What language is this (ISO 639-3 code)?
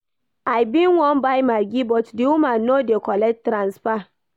pcm